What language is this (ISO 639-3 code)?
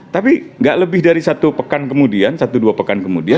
ind